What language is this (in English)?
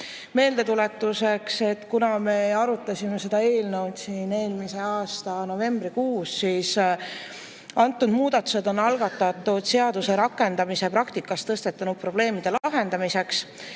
Estonian